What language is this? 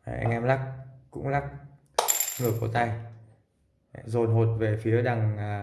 Vietnamese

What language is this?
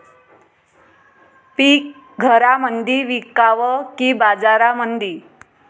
Marathi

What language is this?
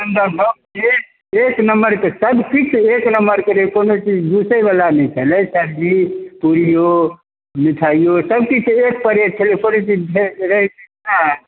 Maithili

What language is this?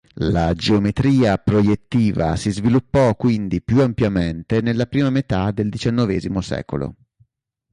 Italian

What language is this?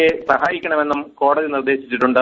Malayalam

